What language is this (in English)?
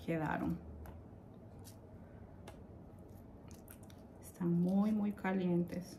Spanish